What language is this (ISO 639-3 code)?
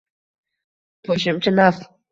uzb